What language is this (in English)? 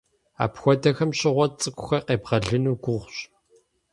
Kabardian